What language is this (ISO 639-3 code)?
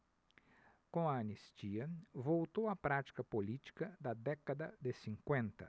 por